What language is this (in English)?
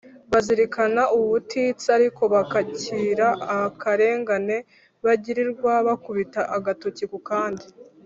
Kinyarwanda